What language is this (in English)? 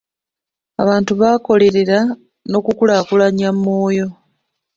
Ganda